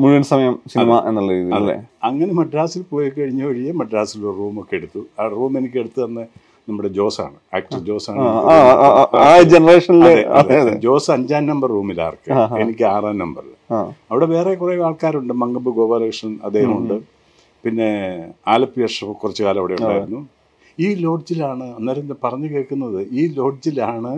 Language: Malayalam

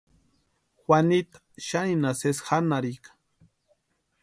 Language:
Western Highland Purepecha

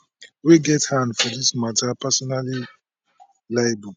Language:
Nigerian Pidgin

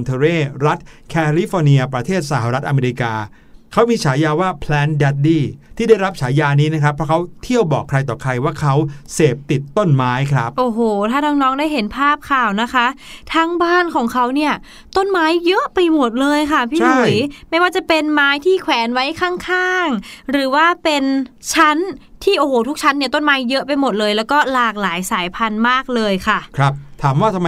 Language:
Thai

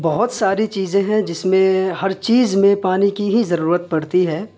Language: Urdu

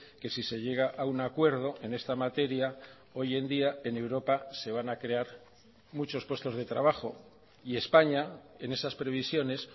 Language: Spanish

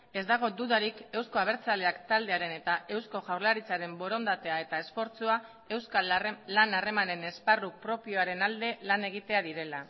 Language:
Basque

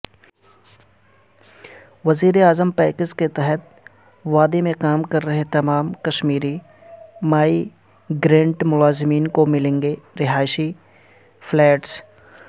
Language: Urdu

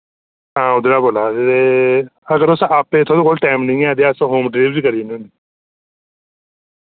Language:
Dogri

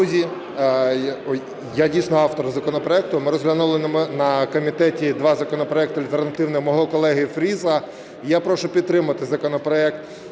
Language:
Ukrainian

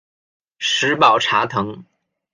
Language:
Chinese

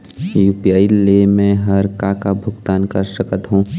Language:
Chhattisgarhi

